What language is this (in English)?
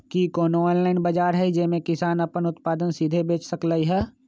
Magahi